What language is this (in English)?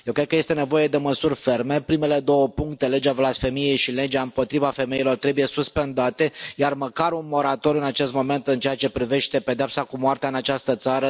Romanian